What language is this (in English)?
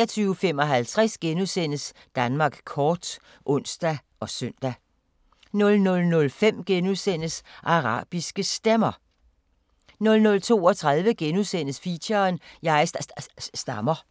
Danish